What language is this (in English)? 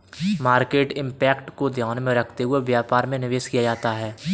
Hindi